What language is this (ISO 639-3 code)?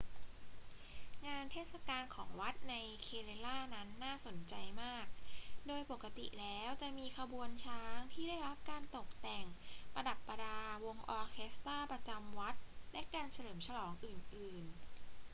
tha